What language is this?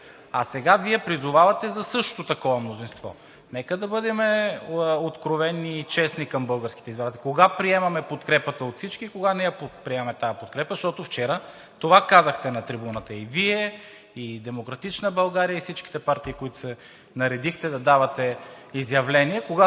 Bulgarian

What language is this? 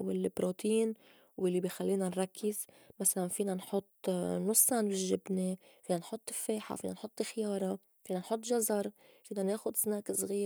North Levantine Arabic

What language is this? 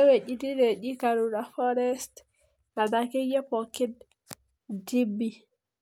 Masai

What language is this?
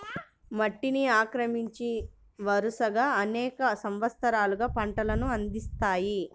Telugu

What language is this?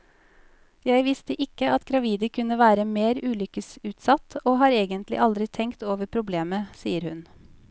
Norwegian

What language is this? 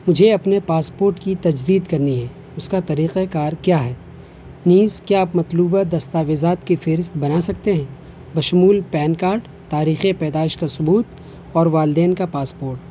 Urdu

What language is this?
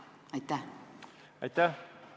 Estonian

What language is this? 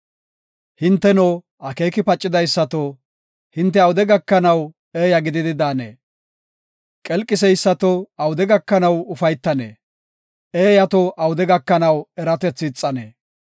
Gofa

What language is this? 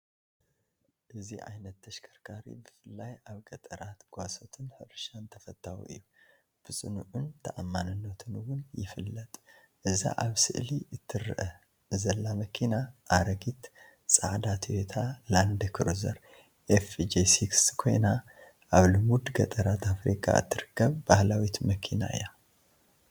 Tigrinya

